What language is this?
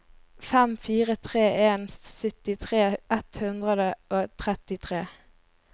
Norwegian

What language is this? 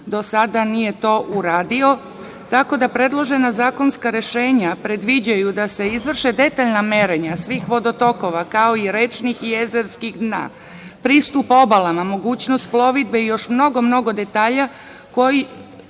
Serbian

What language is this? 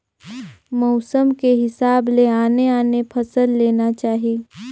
Chhattisgarhi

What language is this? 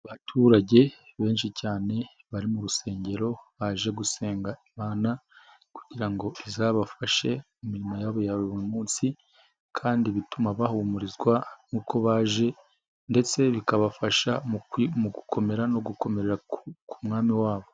Kinyarwanda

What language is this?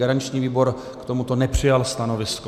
Czech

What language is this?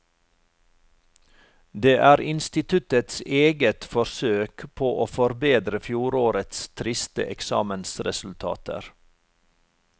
Norwegian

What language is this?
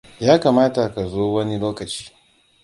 Hausa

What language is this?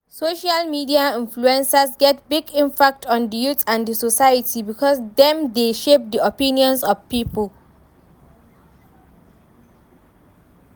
Nigerian Pidgin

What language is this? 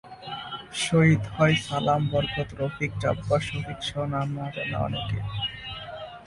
Bangla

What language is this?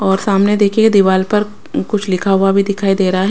Hindi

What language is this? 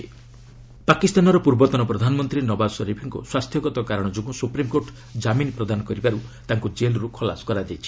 Odia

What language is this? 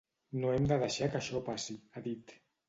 Catalan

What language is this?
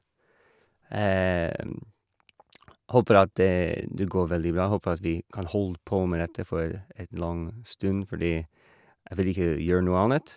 Norwegian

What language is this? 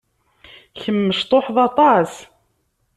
Kabyle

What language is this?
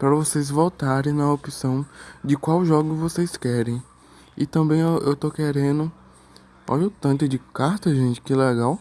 Portuguese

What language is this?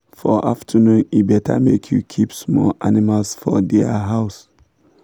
Nigerian Pidgin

